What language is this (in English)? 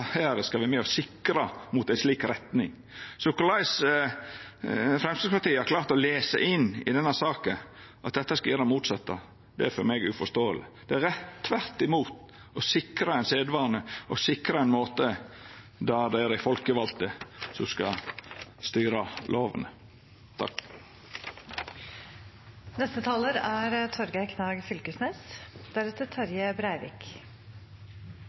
Norwegian Nynorsk